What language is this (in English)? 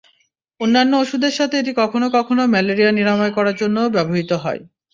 Bangla